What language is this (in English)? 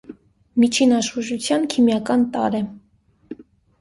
Armenian